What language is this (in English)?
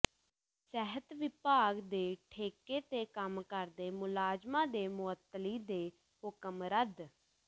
Punjabi